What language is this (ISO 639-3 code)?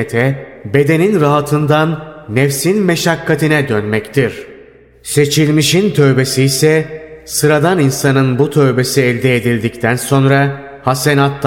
tur